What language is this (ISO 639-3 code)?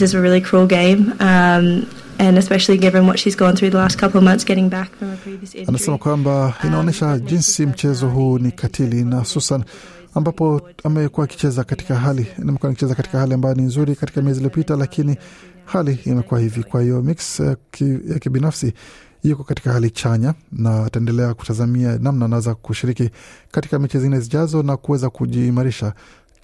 swa